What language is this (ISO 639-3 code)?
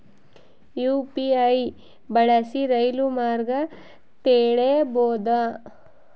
kan